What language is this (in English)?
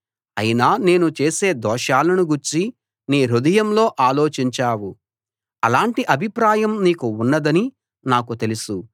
Telugu